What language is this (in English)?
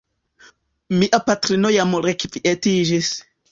Esperanto